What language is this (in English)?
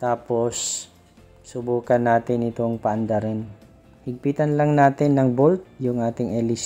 Filipino